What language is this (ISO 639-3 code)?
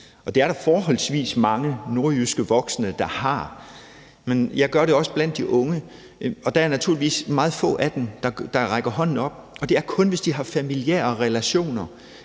dan